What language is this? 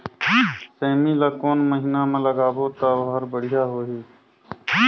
Chhattisgarhi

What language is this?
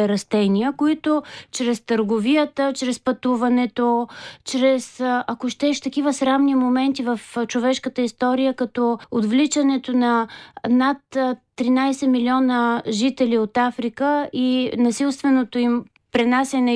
Bulgarian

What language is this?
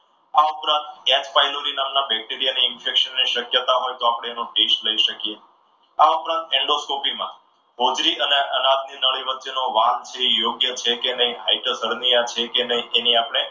Gujarati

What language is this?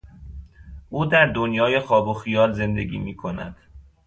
Persian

